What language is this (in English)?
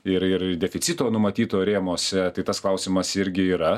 Lithuanian